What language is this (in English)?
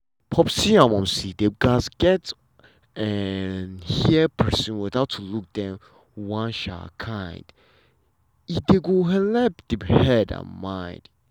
Nigerian Pidgin